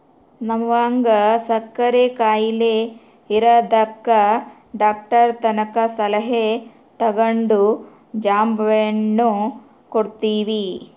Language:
Kannada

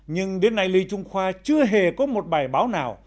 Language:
Vietnamese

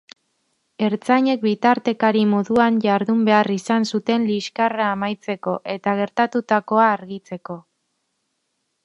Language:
Basque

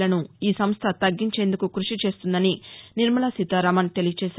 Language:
Telugu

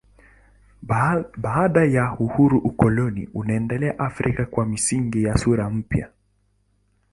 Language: Swahili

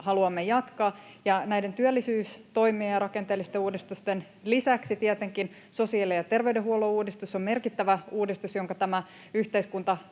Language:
Finnish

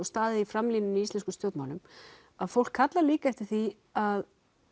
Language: Icelandic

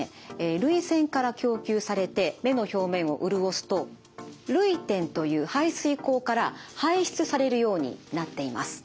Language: Japanese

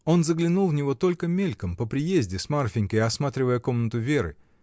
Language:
Russian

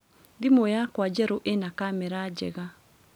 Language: Kikuyu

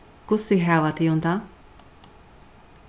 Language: Faroese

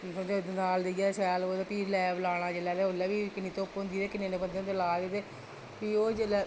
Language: Dogri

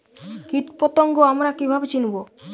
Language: Bangla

